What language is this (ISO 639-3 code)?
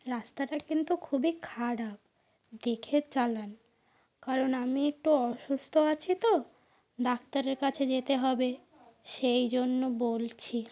ben